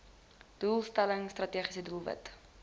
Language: Afrikaans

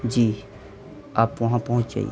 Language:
Urdu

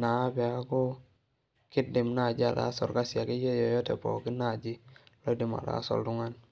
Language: Masai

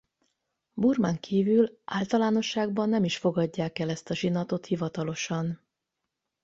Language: Hungarian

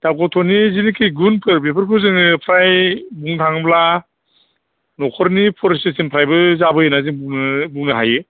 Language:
Bodo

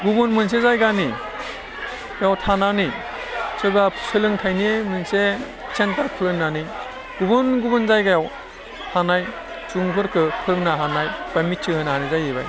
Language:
Bodo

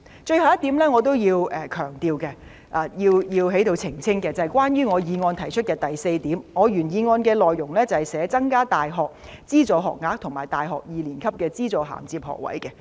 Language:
Cantonese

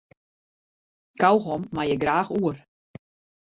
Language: Western Frisian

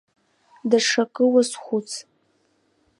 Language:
Abkhazian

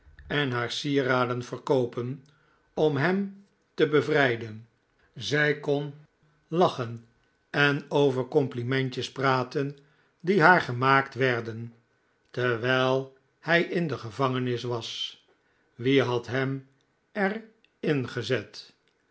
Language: Dutch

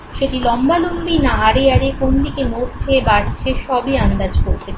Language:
Bangla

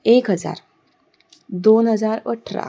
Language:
Konkani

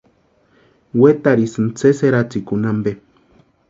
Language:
Western Highland Purepecha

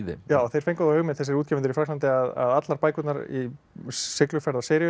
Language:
Icelandic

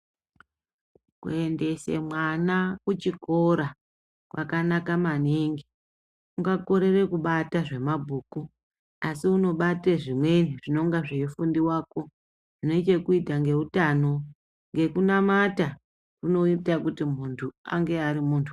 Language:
Ndau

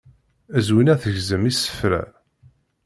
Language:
Kabyle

